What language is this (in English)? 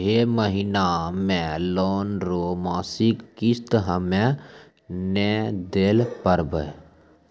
Maithili